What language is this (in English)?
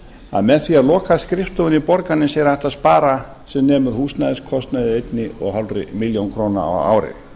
Icelandic